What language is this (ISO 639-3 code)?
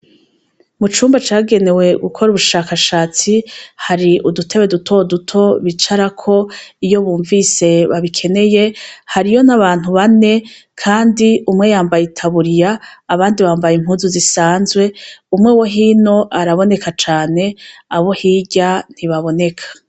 run